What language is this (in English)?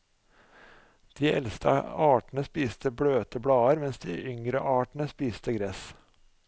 Norwegian